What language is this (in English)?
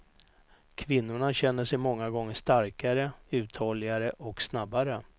Swedish